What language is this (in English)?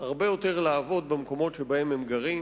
Hebrew